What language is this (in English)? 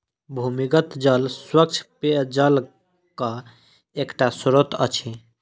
Maithili